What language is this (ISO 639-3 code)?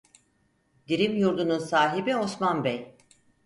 tur